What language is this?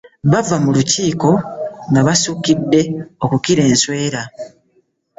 Ganda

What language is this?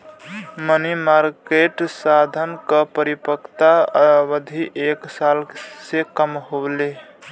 Bhojpuri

